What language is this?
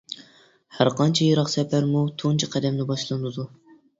Uyghur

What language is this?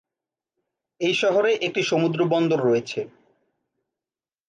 Bangla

